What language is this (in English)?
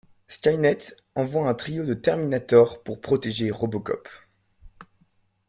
French